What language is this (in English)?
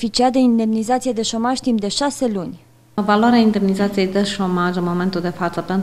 Romanian